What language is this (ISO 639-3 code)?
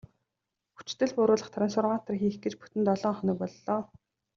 mon